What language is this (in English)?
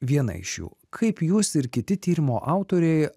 Lithuanian